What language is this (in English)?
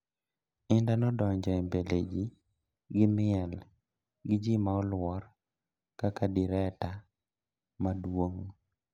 Luo (Kenya and Tanzania)